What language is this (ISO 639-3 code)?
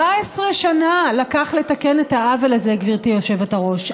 heb